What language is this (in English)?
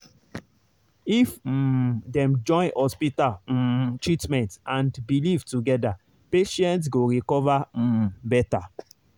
Nigerian Pidgin